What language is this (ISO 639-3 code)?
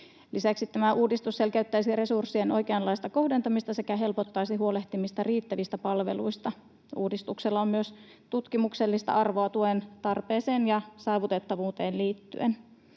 fin